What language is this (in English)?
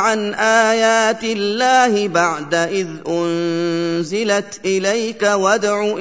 Arabic